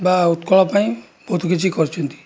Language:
Odia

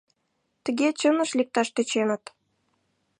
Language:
Mari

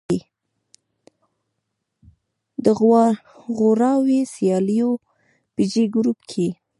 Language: Pashto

